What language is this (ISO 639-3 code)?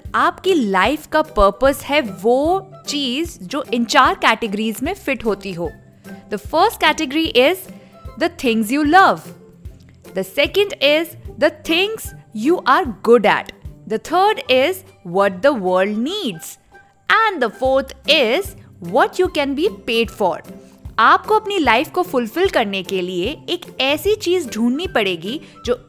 hin